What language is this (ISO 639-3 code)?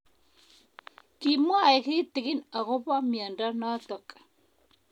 kln